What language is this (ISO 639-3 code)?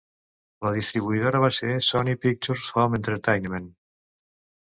cat